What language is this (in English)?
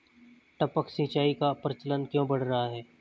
Hindi